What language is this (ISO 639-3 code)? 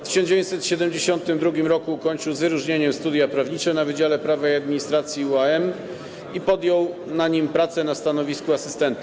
pol